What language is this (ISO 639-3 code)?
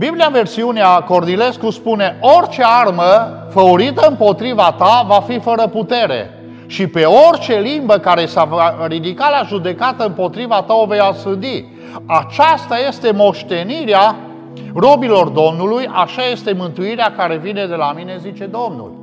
ron